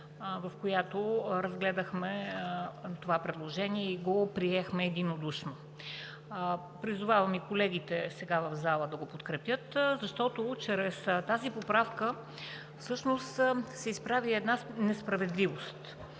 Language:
Bulgarian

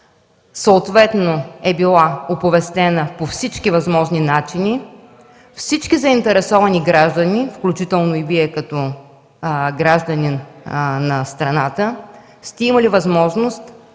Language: Bulgarian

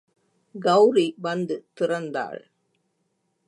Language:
Tamil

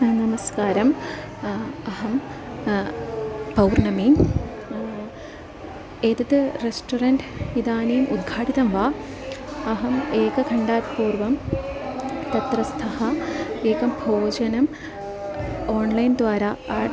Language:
Sanskrit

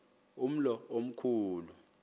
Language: Xhosa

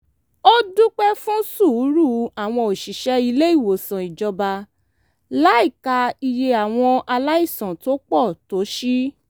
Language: Yoruba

